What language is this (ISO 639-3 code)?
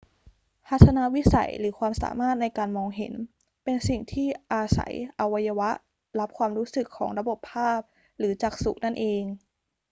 tha